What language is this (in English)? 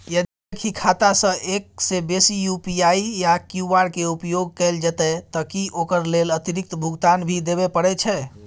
Maithili